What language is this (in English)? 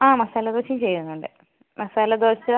Malayalam